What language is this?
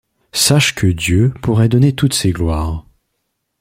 French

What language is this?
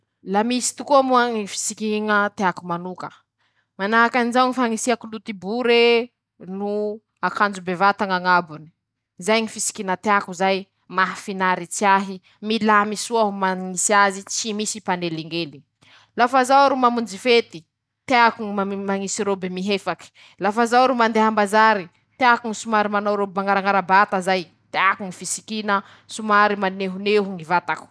Masikoro Malagasy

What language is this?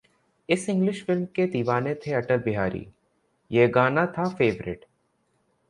Hindi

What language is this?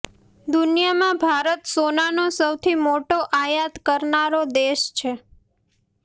Gujarati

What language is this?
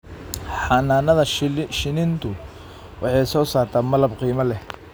Somali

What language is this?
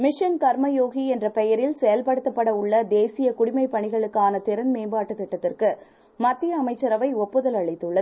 Tamil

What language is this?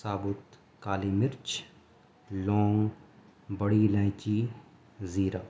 Urdu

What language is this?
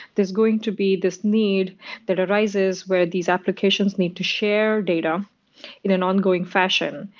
English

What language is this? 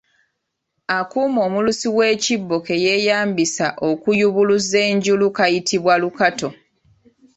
Ganda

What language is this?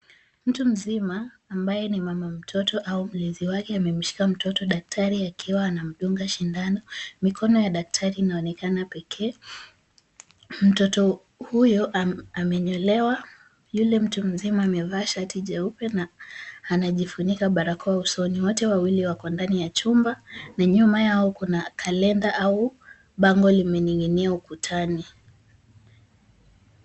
Swahili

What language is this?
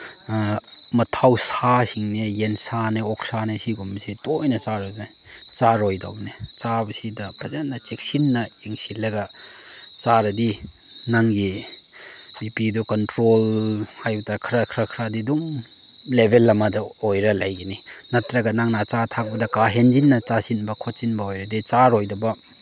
Manipuri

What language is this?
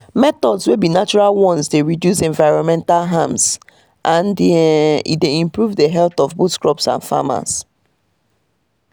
Nigerian Pidgin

